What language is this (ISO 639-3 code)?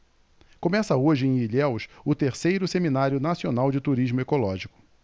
por